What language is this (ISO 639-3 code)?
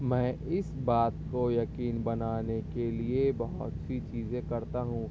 urd